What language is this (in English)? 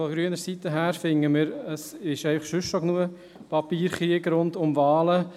Swiss German